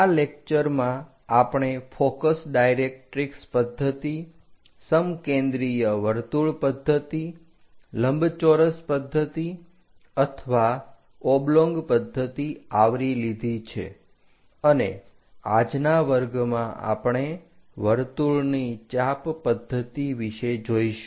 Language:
Gujarati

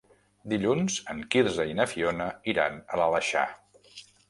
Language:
Catalan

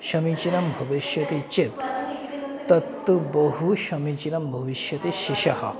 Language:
Sanskrit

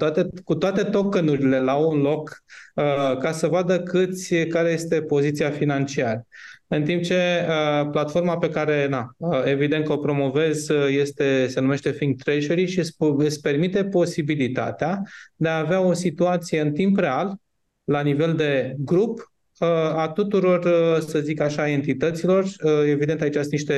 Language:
Romanian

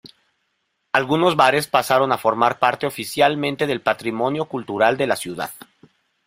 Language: Spanish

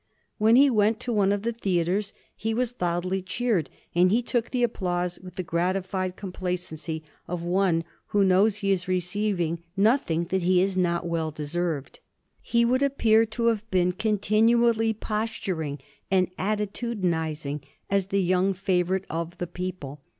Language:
English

